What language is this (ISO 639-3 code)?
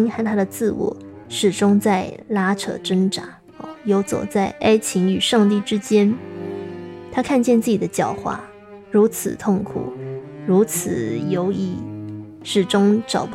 zho